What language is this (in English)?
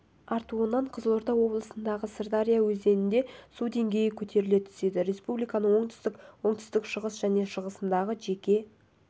Kazakh